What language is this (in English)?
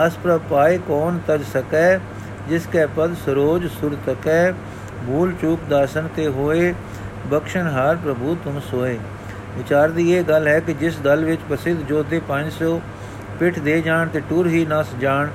Punjabi